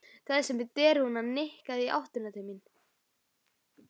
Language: Icelandic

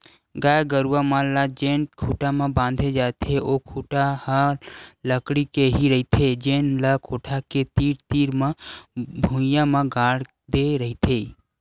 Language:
Chhattisgarhi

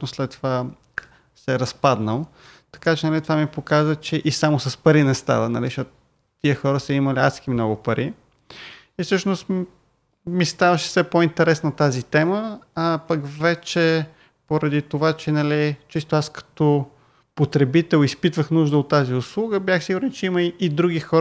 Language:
Bulgarian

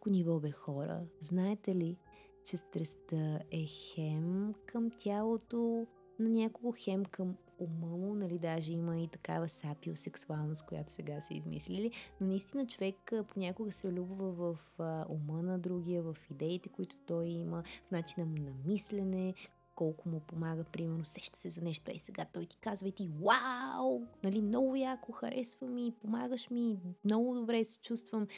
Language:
Bulgarian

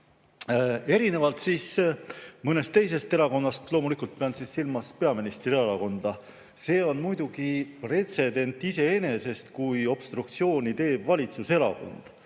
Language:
Estonian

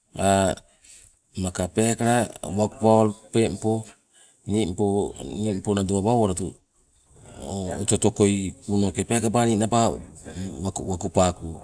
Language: Sibe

